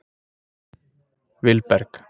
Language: Icelandic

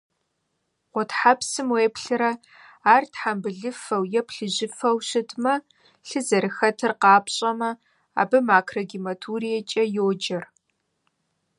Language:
Kabardian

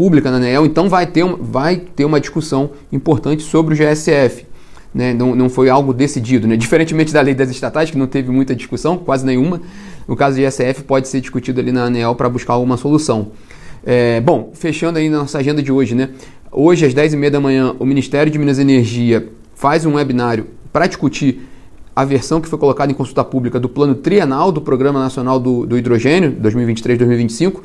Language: Portuguese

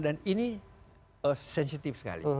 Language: Indonesian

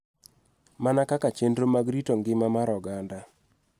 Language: Luo (Kenya and Tanzania)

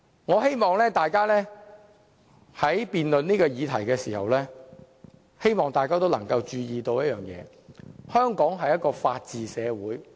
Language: Cantonese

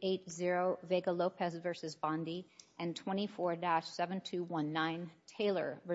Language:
English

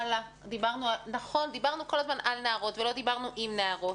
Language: Hebrew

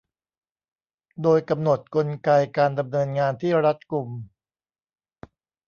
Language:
Thai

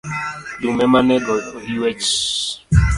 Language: Luo (Kenya and Tanzania)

